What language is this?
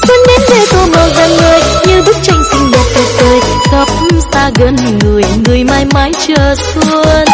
Vietnamese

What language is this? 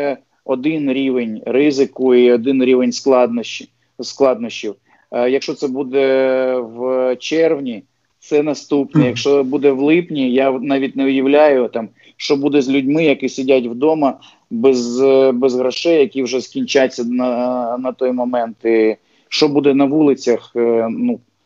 Ukrainian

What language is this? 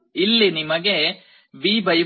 Kannada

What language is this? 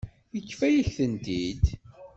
Kabyle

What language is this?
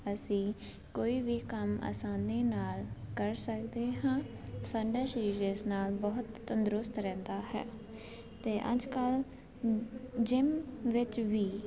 Punjabi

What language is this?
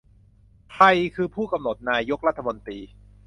Thai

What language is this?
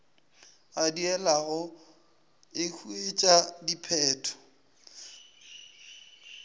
Northern Sotho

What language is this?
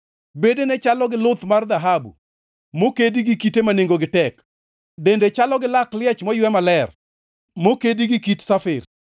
Luo (Kenya and Tanzania)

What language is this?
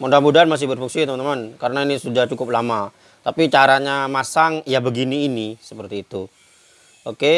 Indonesian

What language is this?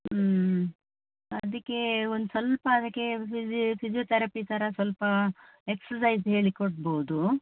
Kannada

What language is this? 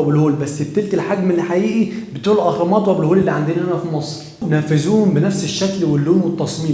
Arabic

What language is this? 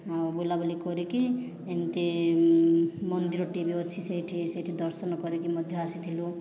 Odia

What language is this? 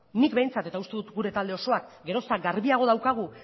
Basque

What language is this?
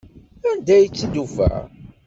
Kabyle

